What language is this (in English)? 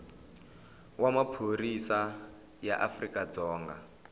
Tsonga